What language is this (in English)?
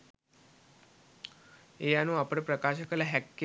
Sinhala